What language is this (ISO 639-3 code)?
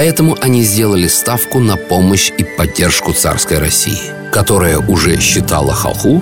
rus